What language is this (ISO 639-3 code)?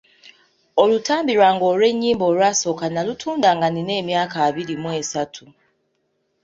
lug